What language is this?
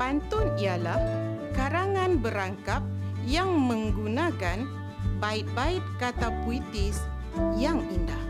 Malay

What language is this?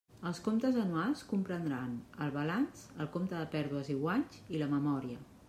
Catalan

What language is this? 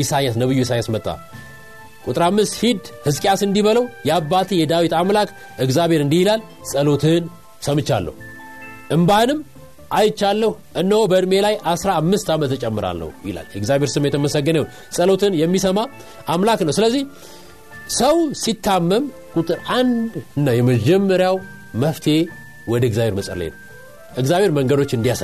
Amharic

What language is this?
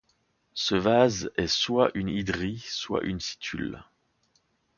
French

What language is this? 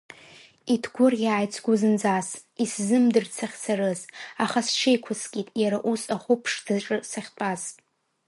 Abkhazian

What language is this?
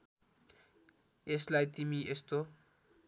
Nepali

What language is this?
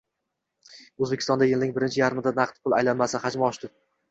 Uzbek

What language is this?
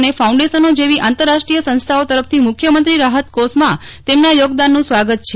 Gujarati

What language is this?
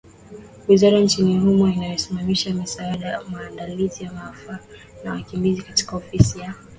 Swahili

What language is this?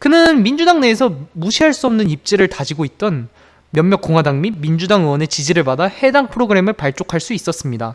Korean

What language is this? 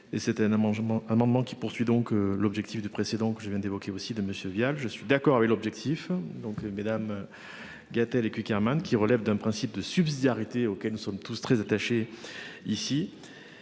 French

